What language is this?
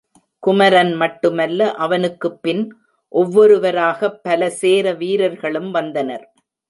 Tamil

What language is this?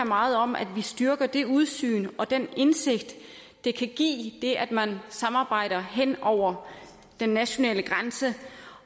Danish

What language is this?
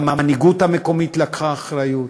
Hebrew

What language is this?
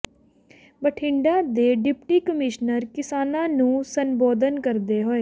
Punjabi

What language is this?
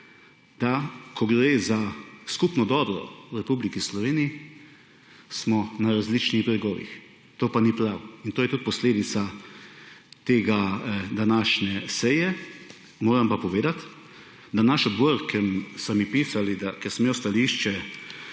Slovenian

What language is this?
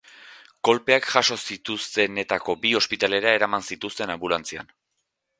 Basque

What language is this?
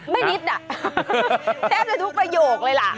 Thai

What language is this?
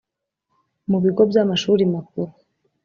Kinyarwanda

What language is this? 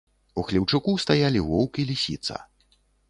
Belarusian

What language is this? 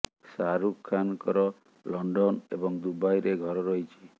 Odia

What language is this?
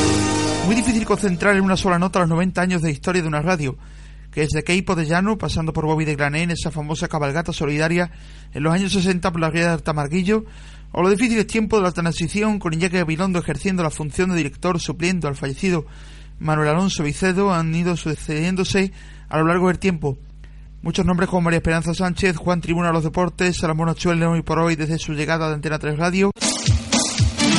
Spanish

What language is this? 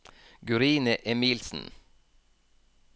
Norwegian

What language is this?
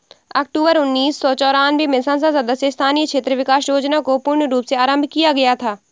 Hindi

